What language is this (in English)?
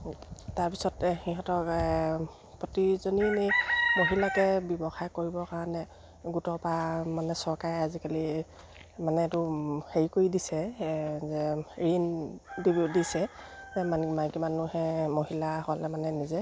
Assamese